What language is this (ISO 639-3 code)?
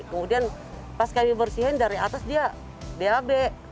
ind